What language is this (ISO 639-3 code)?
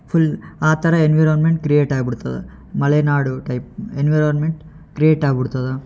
kan